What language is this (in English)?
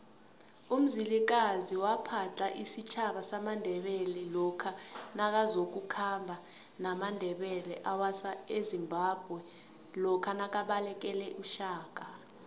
South Ndebele